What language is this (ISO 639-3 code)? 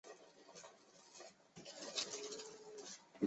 zho